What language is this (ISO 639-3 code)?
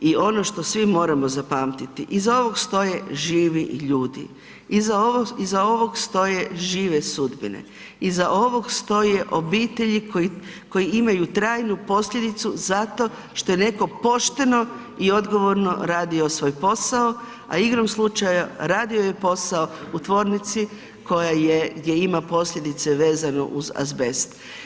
hrv